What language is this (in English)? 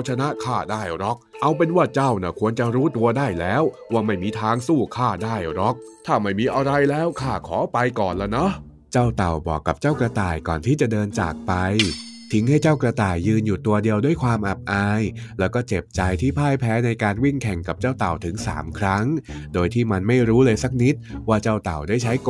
Thai